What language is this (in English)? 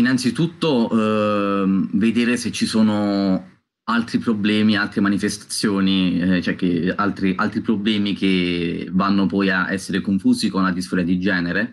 Italian